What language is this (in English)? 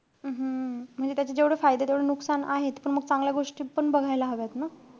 Marathi